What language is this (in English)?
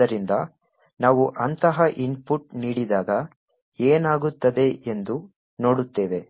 Kannada